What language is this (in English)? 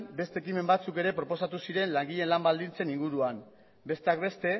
Basque